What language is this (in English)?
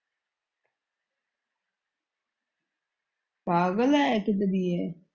Punjabi